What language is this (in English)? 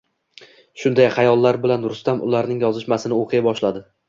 Uzbek